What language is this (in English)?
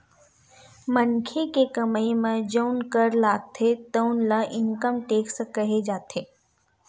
Chhattisgarhi